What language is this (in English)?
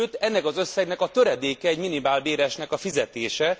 Hungarian